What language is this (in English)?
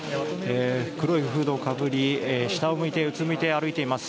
Japanese